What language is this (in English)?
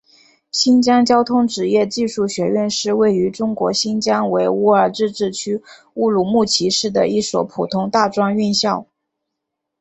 Chinese